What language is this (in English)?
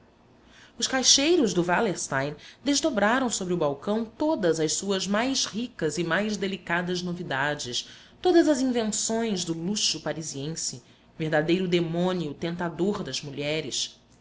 Portuguese